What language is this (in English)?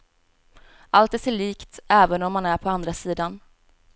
Swedish